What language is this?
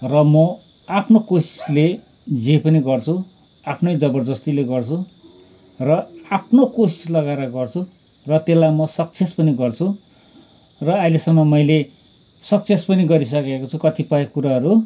Nepali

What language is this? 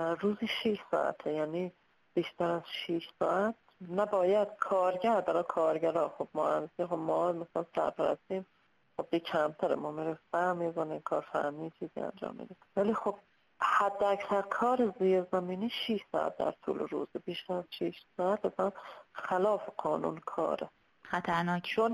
Persian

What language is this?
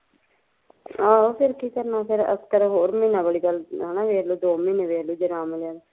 Punjabi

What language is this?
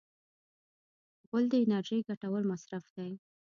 Pashto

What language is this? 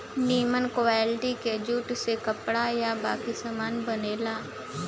Bhojpuri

